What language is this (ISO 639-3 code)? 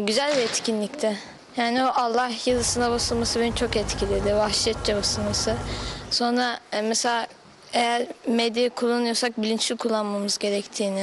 tur